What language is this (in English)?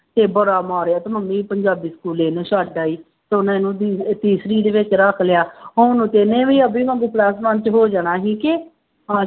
Punjabi